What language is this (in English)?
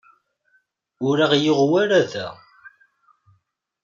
Kabyle